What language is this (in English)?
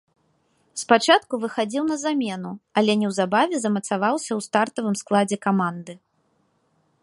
Belarusian